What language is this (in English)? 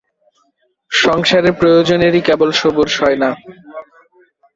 Bangla